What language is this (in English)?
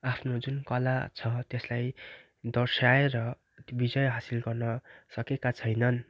Nepali